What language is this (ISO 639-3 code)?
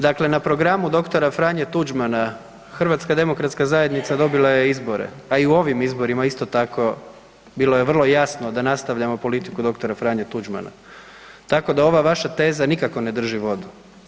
hrv